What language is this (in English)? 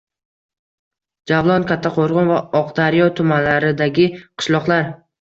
Uzbek